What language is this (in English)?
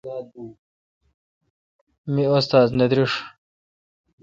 Kalkoti